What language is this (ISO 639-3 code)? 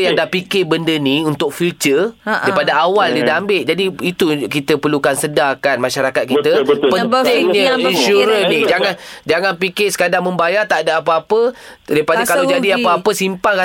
msa